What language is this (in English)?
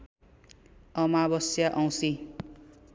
Nepali